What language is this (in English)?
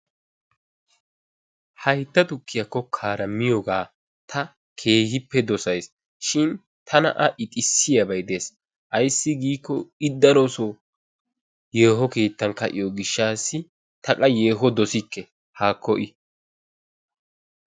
Wolaytta